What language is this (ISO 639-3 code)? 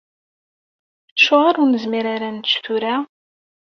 kab